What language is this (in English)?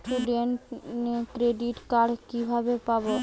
Bangla